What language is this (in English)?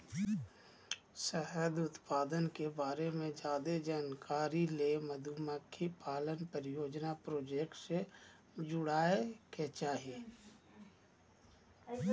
Magahi